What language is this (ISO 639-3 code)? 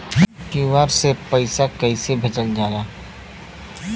bho